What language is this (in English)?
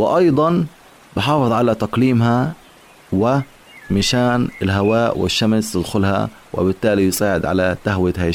Arabic